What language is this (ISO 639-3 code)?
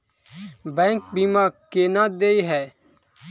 mai